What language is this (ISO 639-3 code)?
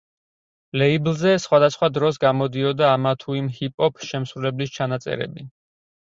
kat